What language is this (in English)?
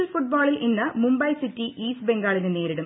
Malayalam